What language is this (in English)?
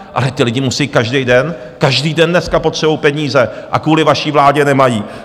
Czech